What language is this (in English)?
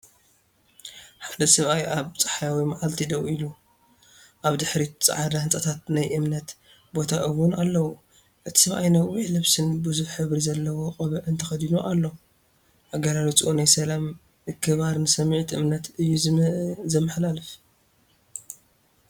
Tigrinya